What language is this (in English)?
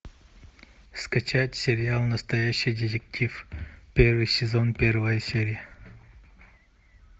Russian